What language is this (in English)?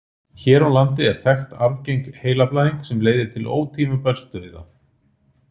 Icelandic